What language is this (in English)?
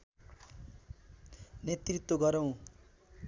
Nepali